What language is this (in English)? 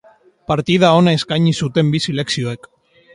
Basque